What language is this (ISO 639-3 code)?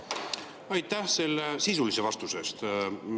est